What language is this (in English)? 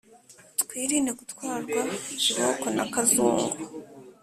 Kinyarwanda